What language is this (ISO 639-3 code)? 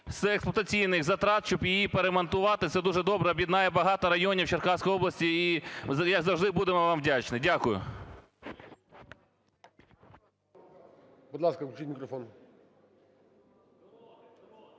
ukr